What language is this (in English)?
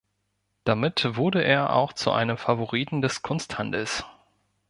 German